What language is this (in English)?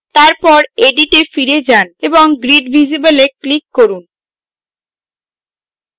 Bangla